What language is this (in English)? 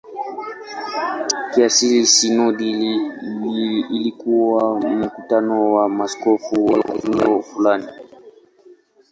Swahili